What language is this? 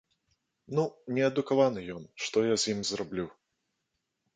Belarusian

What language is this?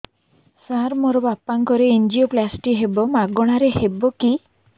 Odia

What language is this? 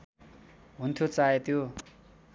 Nepali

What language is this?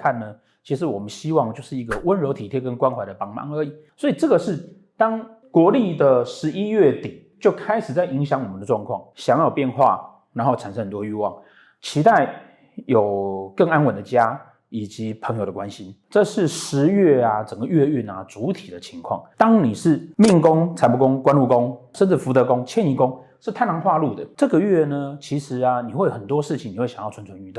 Chinese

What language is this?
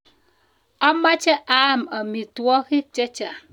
Kalenjin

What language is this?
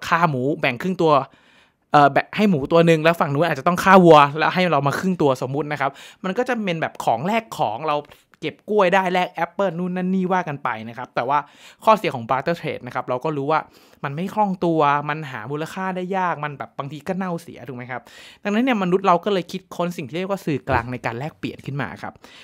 Thai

